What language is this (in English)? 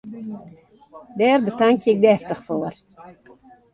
Western Frisian